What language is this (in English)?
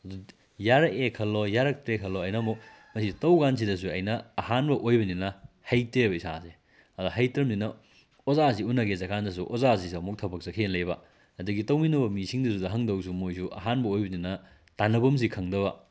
Manipuri